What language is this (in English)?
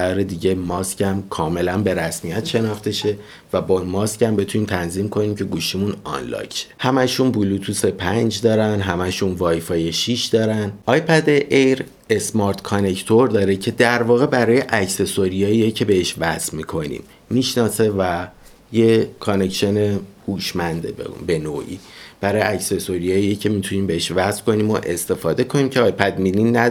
Persian